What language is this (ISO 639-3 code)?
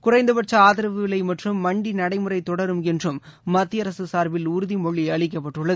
tam